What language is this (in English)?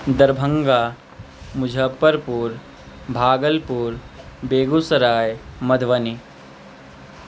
Maithili